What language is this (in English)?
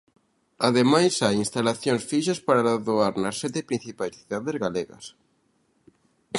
Galician